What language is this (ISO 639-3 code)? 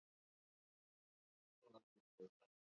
swa